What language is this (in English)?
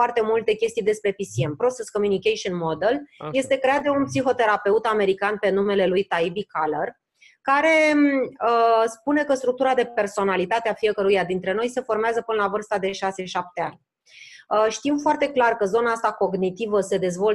Romanian